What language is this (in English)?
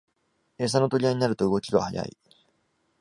Japanese